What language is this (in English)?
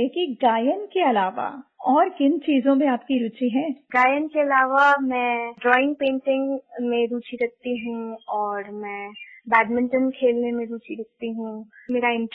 Hindi